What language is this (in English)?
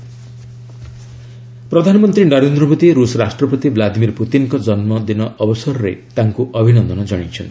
Odia